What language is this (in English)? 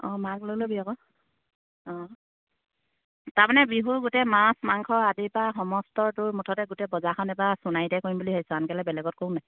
Assamese